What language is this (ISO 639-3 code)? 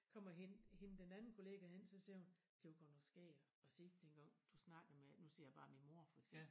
dan